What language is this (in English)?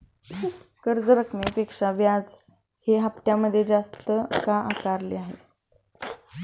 Marathi